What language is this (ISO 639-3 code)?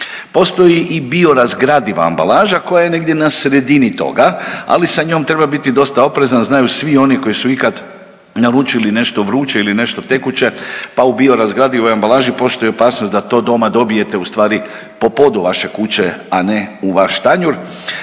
hrv